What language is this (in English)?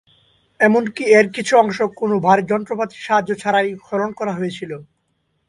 Bangla